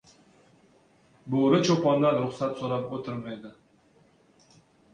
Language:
Uzbek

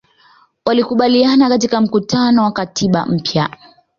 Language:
Swahili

